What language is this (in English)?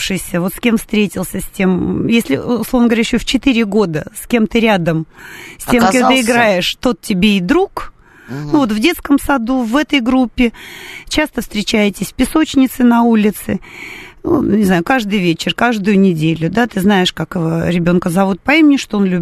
Russian